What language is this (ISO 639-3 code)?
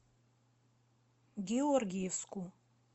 rus